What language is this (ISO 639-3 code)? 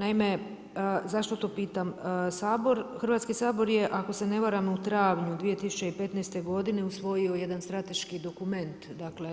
hrv